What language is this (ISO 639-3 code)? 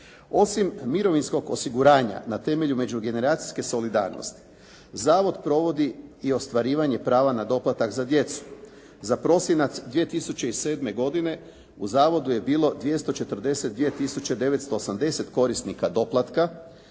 hrv